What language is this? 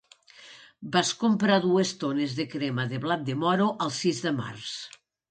Catalan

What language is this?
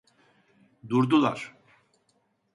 Turkish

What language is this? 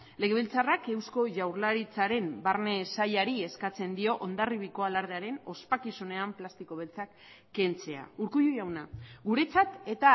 Basque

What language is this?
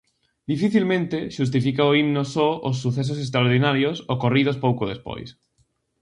Galician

